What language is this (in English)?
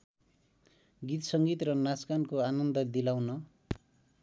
Nepali